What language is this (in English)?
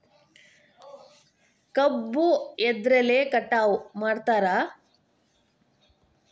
Kannada